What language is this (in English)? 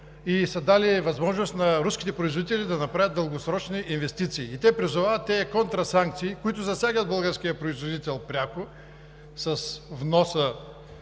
Bulgarian